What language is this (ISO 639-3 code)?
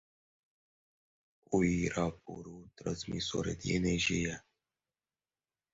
por